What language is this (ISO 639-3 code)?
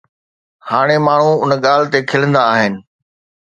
snd